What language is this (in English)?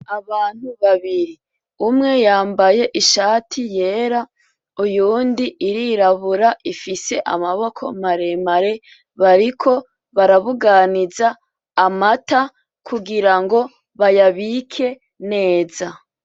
Rundi